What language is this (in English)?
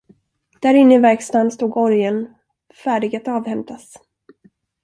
Swedish